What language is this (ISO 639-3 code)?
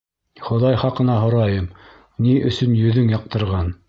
bak